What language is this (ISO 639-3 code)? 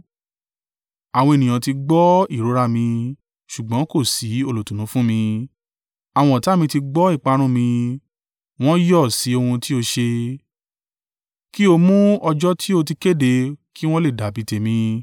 yor